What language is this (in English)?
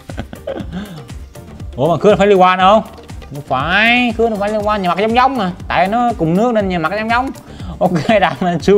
Vietnamese